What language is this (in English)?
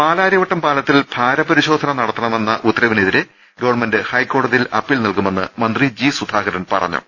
Malayalam